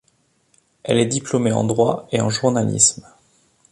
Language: French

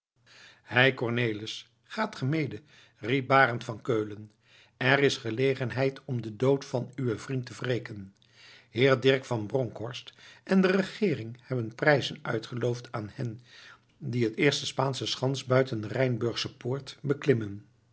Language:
Dutch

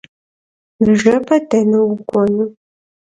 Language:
Kabardian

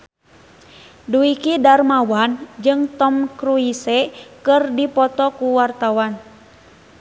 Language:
Sundanese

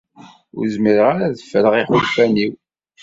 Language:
Kabyle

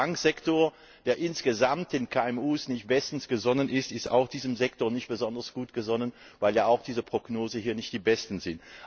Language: German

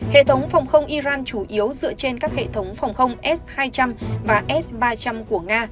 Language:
Vietnamese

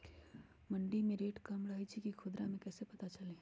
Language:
Magahi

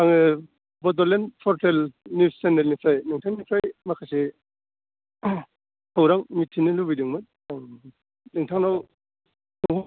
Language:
Bodo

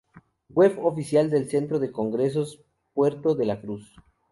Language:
Spanish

